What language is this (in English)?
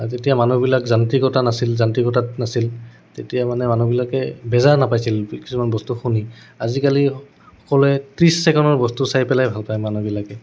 Assamese